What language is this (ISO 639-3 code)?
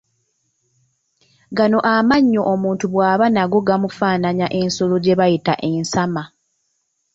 lug